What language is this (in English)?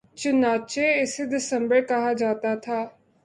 Urdu